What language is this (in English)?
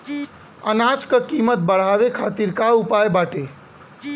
Bhojpuri